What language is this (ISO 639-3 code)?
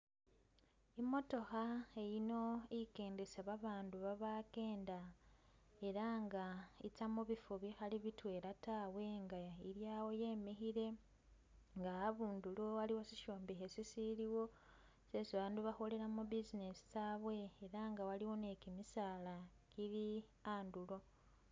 myx